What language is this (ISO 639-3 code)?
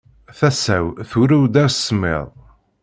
kab